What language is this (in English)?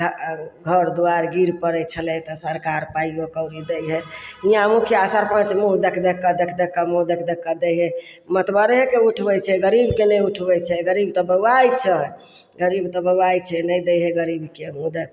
Maithili